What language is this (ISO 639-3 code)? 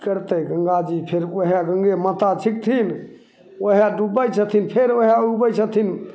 mai